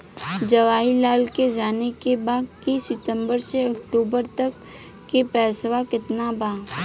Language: Bhojpuri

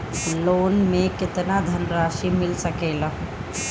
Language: Bhojpuri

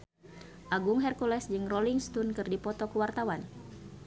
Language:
Sundanese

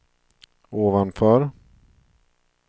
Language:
Swedish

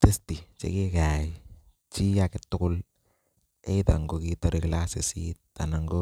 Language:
Kalenjin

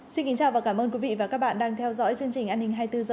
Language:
Vietnamese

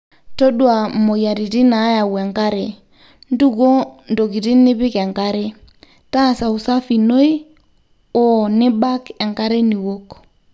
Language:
Masai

